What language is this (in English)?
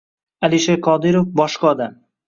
Uzbek